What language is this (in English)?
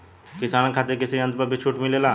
Bhojpuri